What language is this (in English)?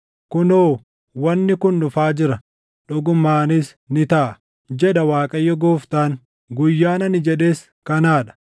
Oromo